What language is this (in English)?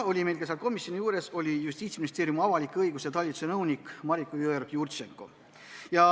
Estonian